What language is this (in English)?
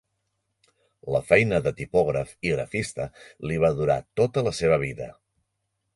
Catalan